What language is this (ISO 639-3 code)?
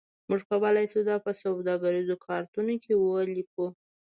pus